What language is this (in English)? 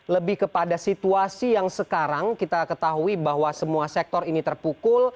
Indonesian